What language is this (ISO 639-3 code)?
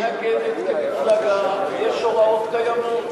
heb